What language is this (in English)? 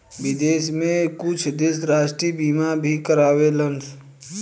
Bhojpuri